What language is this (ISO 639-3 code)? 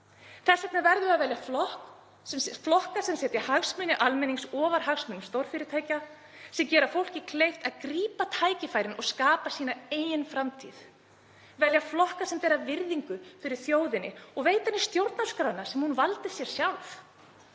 isl